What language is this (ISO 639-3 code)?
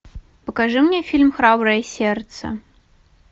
rus